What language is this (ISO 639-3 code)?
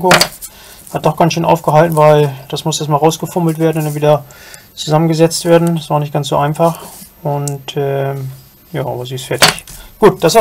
deu